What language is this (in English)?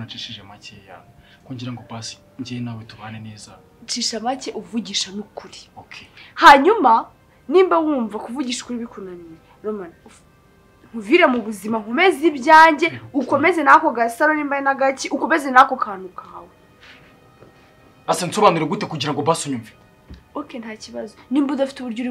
Romanian